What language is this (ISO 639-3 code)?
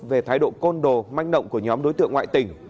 vie